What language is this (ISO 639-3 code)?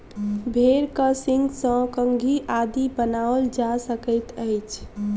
mai